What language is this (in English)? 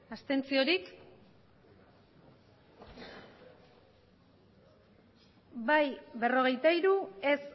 Basque